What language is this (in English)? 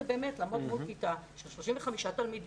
Hebrew